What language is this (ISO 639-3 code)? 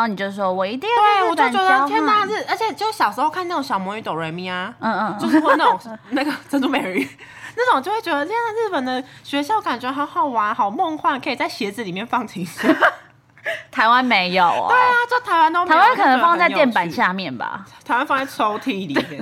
zho